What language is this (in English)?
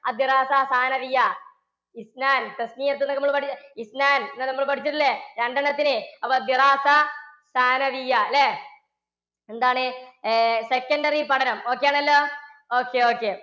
Malayalam